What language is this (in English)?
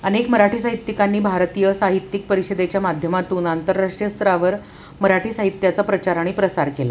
Marathi